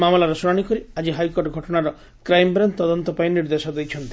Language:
Odia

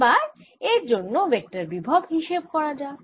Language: Bangla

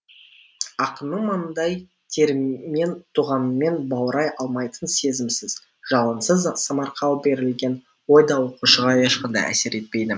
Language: Kazakh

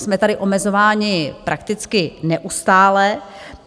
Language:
Czech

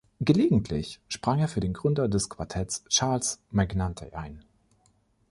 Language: German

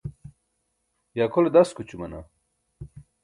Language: Burushaski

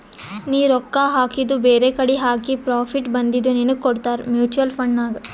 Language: Kannada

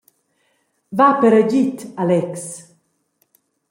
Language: Romansh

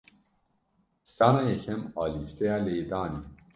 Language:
Kurdish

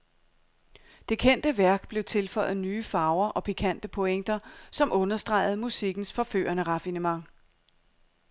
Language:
Danish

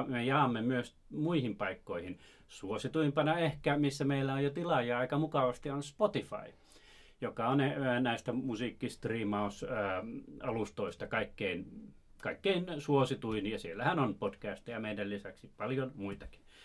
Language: Finnish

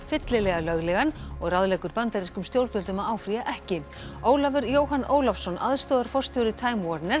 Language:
Icelandic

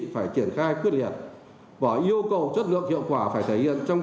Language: Vietnamese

